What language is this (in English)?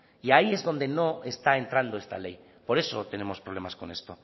Spanish